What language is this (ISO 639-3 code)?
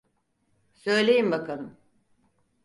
tur